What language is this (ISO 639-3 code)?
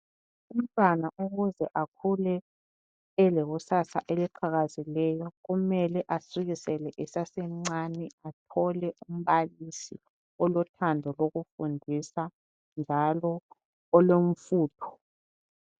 nde